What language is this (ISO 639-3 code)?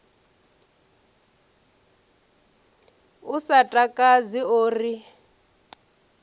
ven